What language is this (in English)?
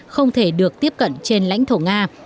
Vietnamese